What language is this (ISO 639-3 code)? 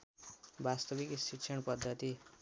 nep